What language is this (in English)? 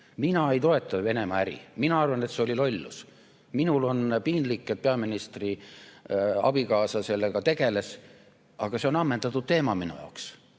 Estonian